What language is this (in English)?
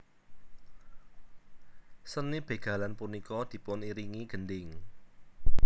Javanese